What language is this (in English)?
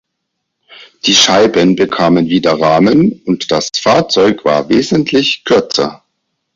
German